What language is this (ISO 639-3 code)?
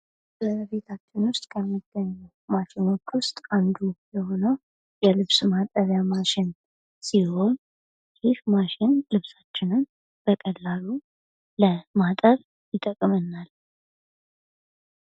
amh